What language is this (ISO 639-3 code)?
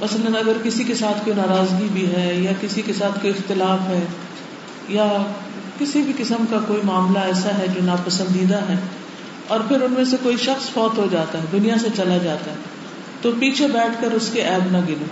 urd